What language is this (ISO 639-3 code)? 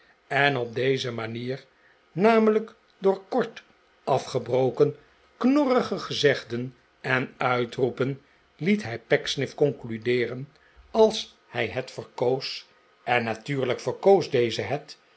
nld